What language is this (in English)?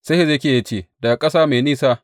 Hausa